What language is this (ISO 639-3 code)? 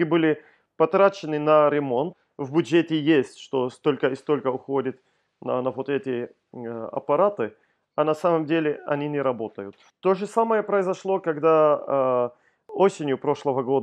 rus